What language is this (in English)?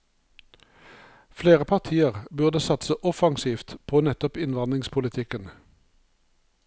Norwegian